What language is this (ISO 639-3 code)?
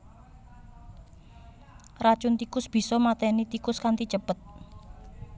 jav